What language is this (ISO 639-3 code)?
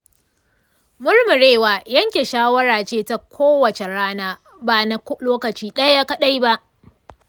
hau